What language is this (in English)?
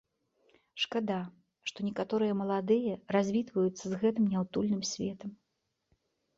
Belarusian